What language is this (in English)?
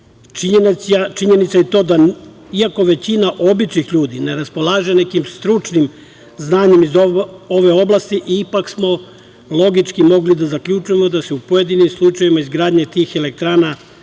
Serbian